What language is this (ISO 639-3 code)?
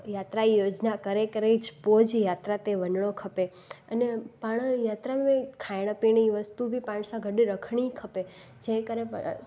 snd